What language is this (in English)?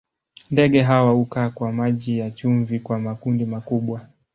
Swahili